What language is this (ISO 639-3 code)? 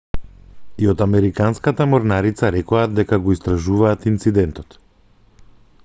mkd